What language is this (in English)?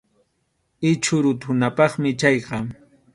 Arequipa-La Unión Quechua